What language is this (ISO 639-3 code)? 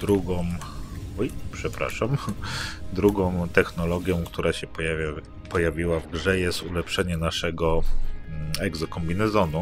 pol